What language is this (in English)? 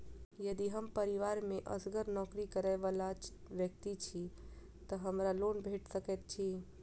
Maithili